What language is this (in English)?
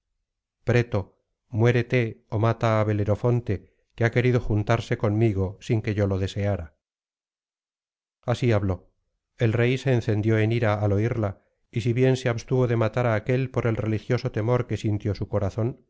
Spanish